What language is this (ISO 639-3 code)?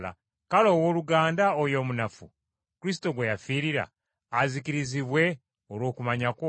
lug